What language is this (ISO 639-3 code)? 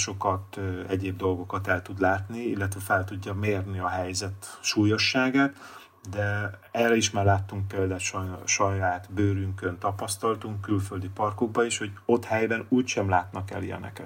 hun